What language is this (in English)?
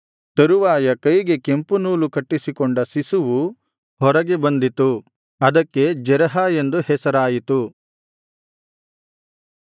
Kannada